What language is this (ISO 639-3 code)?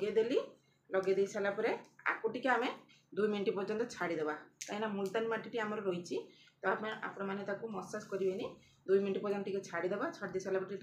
ben